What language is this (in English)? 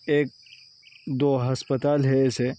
Urdu